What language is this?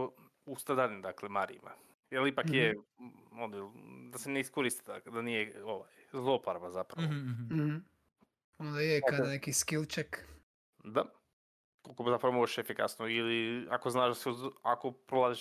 Croatian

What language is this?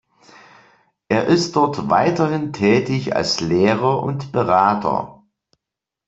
German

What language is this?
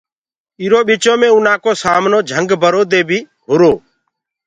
Gurgula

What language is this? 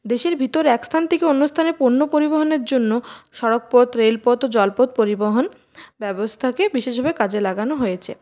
Bangla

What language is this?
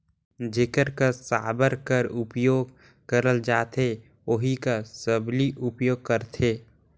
Chhattisgarhi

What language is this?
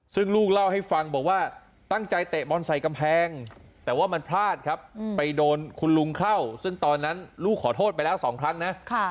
Thai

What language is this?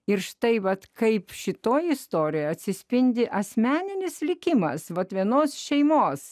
Lithuanian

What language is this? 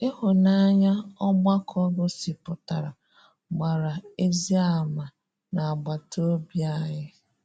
Igbo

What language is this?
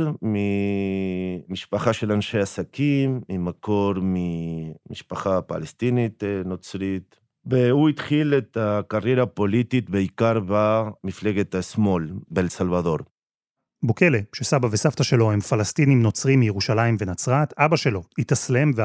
Hebrew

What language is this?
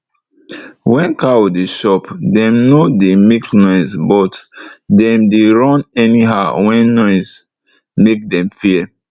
Nigerian Pidgin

